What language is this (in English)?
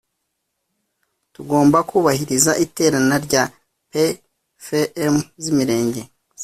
Kinyarwanda